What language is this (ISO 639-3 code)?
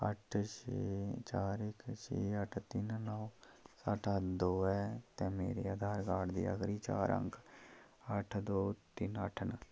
doi